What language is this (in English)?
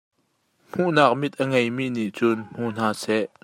Hakha Chin